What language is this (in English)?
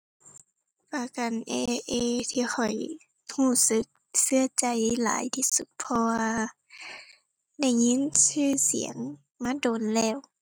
Thai